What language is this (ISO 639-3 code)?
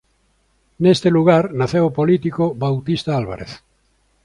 glg